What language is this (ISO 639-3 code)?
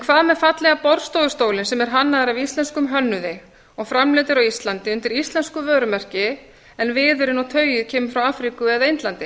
isl